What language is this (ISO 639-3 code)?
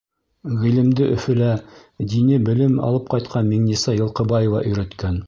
bak